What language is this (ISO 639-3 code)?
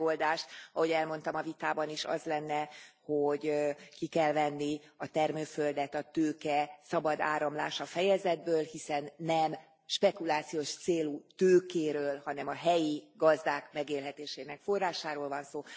hun